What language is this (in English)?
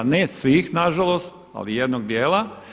Croatian